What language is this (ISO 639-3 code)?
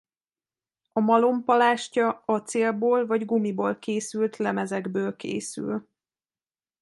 hun